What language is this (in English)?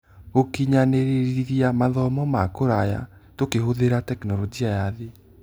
Kikuyu